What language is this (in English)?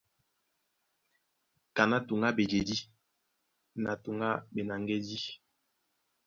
Duala